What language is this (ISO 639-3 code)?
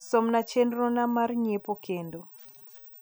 luo